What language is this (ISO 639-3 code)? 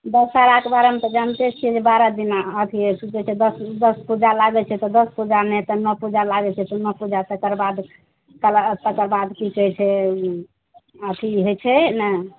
mai